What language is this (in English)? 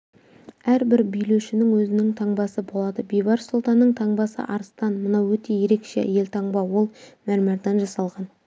Kazakh